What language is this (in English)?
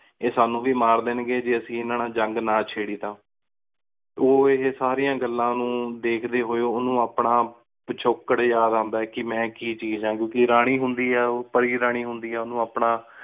Punjabi